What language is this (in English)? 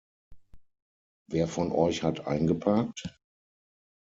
German